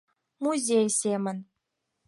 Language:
Mari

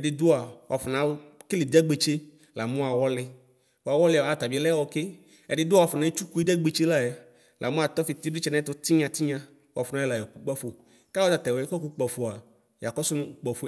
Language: Ikposo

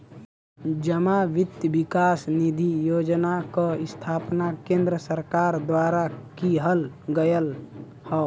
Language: Bhojpuri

